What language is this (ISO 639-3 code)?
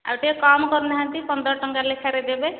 ori